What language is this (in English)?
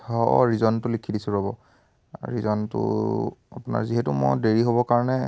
Assamese